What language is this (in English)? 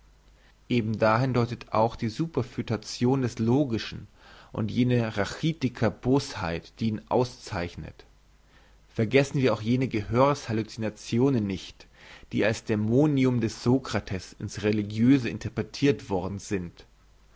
German